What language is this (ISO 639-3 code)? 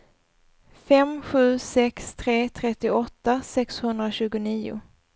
swe